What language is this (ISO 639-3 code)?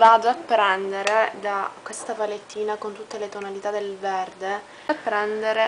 ita